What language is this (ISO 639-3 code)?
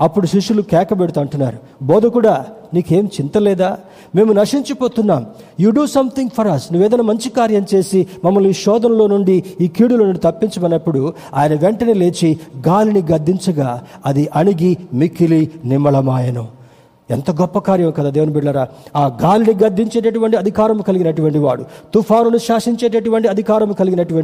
tel